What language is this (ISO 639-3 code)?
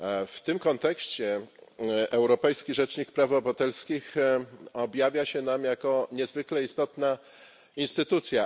pol